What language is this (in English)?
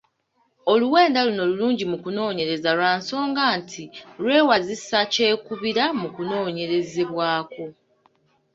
Ganda